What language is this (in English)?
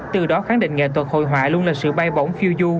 Vietnamese